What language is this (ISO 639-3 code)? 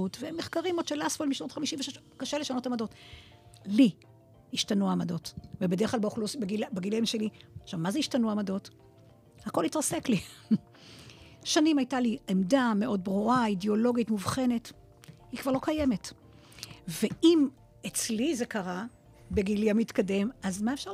heb